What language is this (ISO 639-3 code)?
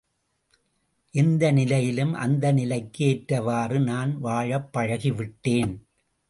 tam